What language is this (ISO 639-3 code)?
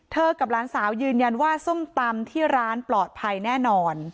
tha